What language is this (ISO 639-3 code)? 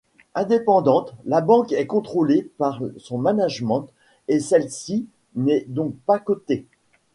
fra